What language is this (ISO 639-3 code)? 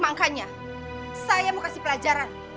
ind